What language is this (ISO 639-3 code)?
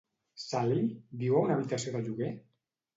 cat